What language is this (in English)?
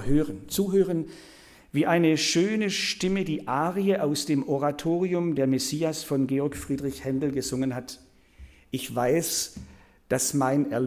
German